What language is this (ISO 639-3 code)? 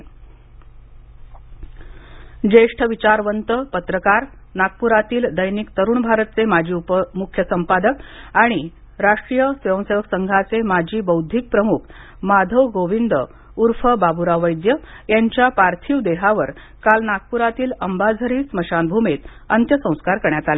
mar